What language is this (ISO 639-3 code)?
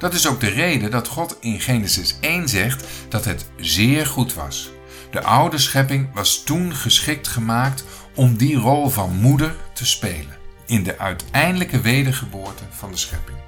nld